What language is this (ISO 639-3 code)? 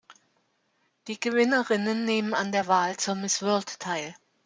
deu